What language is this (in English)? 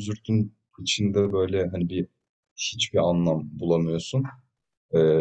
Turkish